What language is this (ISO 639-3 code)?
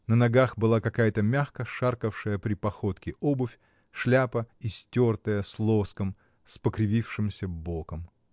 rus